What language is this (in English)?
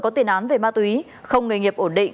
Vietnamese